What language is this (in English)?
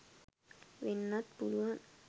Sinhala